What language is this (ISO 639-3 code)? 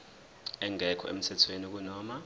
zul